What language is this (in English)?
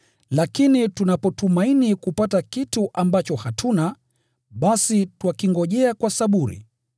Swahili